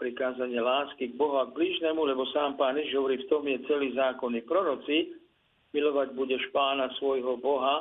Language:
Slovak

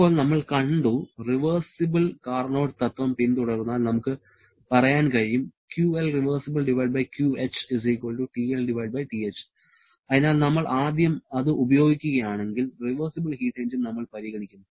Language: Malayalam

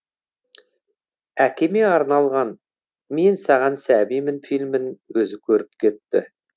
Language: Kazakh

